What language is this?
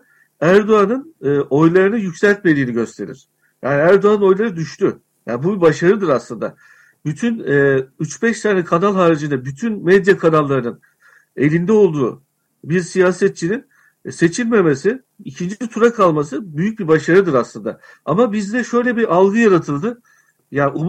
Turkish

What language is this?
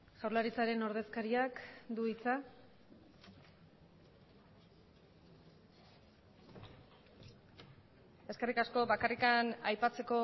Basque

